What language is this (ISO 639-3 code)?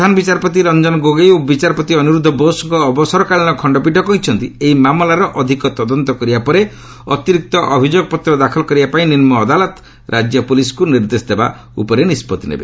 ori